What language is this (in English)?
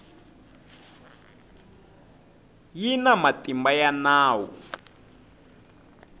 Tsonga